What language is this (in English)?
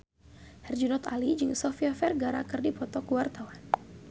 Sundanese